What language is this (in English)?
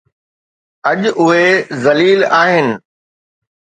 Sindhi